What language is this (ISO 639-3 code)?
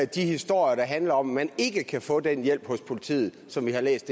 dan